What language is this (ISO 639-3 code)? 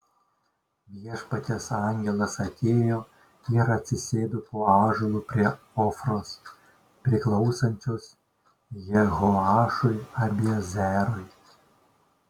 lit